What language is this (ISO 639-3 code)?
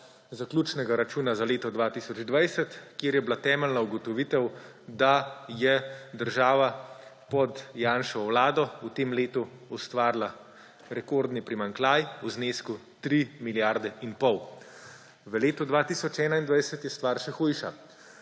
slv